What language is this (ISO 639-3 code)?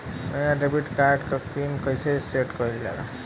bho